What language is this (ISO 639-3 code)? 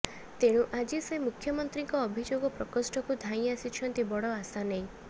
ori